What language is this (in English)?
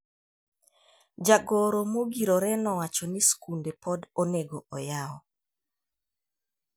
Luo (Kenya and Tanzania)